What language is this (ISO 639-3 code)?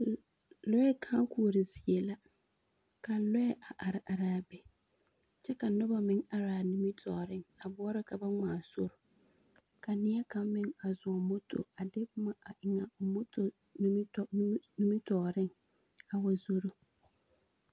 dga